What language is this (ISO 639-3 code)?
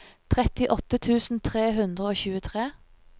nor